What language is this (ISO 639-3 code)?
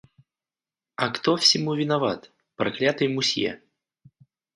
rus